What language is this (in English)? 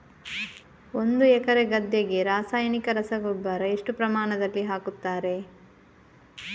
Kannada